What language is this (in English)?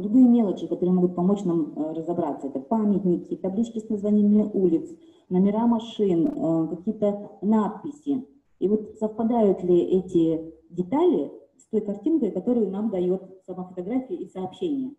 Russian